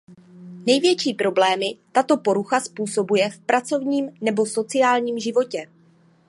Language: Czech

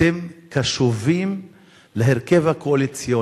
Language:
Hebrew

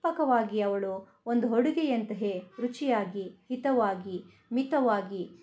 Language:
Kannada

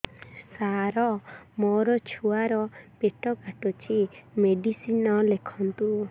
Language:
Odia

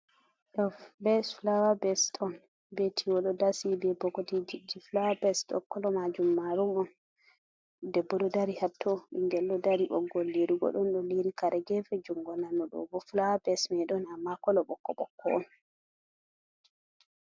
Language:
Fula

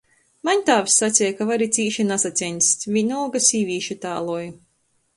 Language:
Latgalian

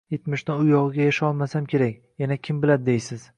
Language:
Uzbek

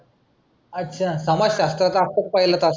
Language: Marathi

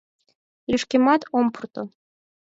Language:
Mari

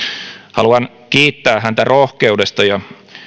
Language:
Finnish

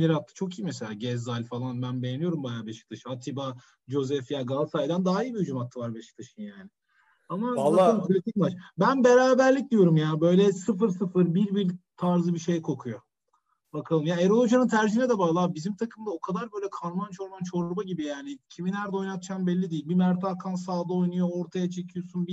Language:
Turkish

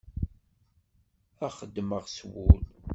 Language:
Kabyle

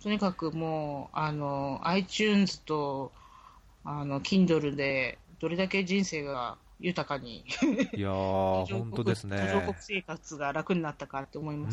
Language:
Japanese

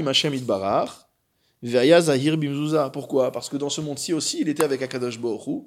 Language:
French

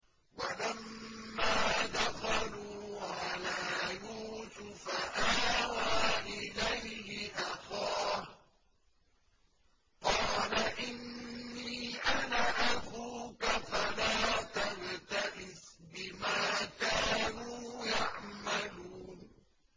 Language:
Arabic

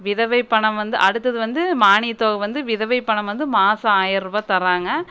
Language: Tamil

